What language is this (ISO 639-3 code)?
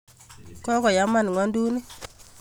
kln